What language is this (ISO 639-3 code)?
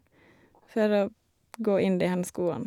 nor